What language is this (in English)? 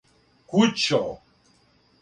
Serbian